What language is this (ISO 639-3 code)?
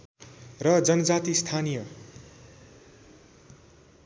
nep